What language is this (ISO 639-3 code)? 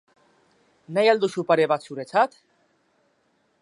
eus